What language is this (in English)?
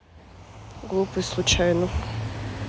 Russian